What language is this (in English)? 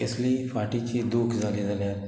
Konkani